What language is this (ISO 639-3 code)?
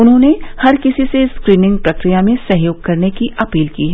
hin